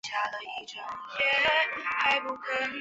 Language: Chinese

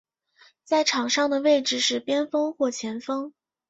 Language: Chinese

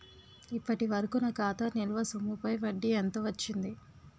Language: Telugu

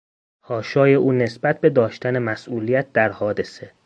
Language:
Persian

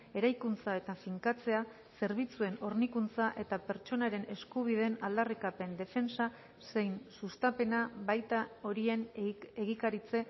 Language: Basque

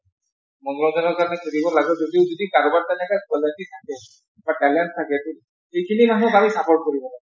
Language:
Assamese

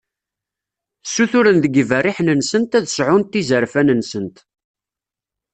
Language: Kabyle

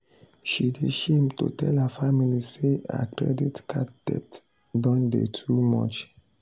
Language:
Nigerian Pidgin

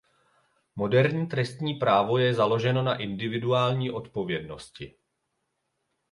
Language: Czech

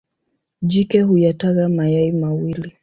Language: Swahili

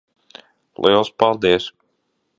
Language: Latvian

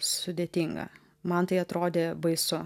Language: Lithuanian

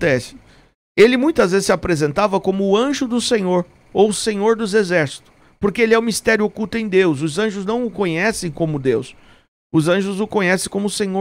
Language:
Portuguese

